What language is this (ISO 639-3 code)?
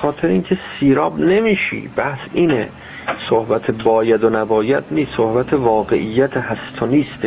fas